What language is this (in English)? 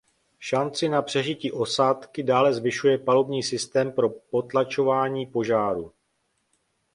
Czech